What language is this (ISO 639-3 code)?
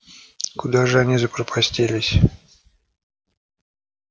rus